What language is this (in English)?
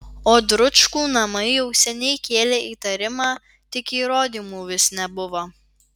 Lithuanian